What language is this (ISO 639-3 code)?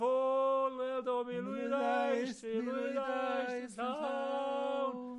cym